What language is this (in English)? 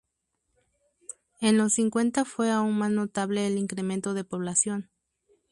Spanish